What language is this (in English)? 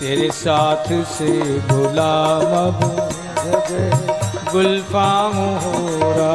Hindi